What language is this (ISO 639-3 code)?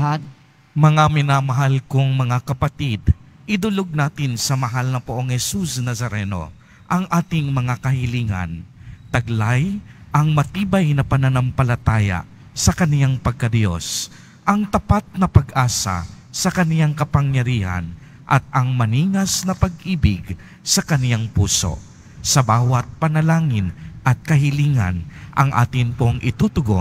fil